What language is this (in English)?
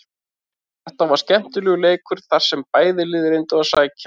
Icelandic